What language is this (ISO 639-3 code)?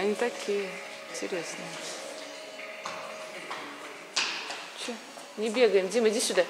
rus